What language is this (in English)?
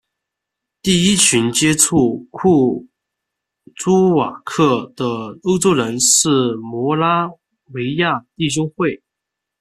Chinese